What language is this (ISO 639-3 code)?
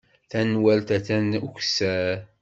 kab